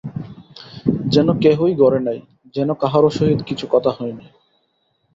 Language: Bangla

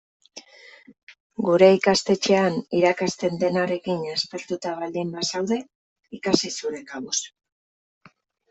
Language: Basque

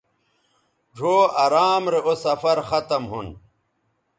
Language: Bateri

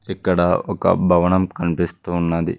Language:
Telugu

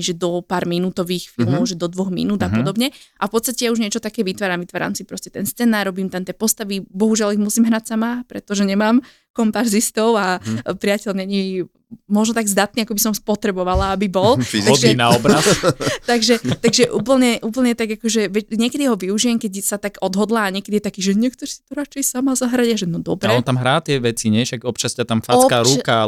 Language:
Slovak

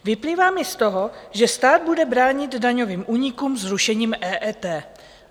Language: Czech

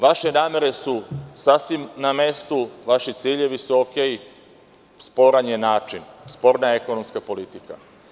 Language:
Serbian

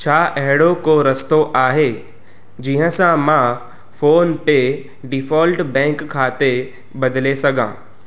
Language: Sindhi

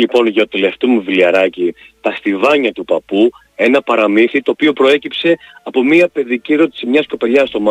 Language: Greek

